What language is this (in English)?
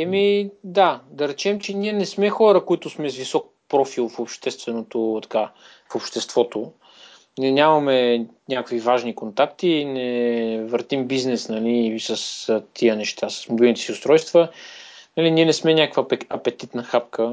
Bulgarian